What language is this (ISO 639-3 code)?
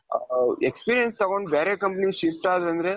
kan